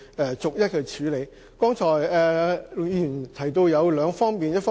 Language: Cantonese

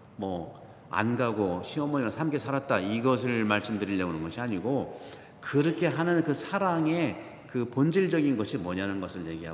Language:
Korean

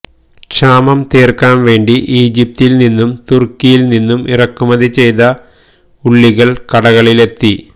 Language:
Malayalam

